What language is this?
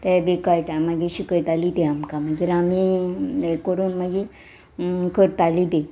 Konkani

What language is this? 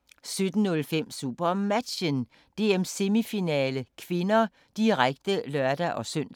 Danish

